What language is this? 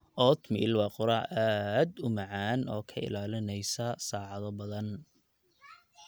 Somali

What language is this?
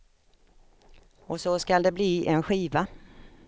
Swedish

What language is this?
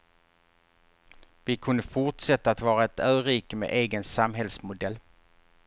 Swedish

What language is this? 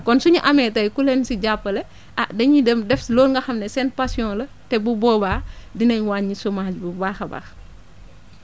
Wolof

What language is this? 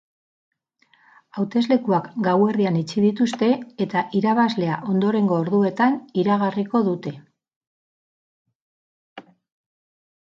Basque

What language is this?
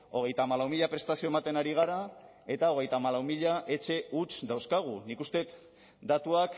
Basque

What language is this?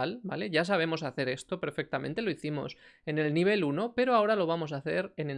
Spanish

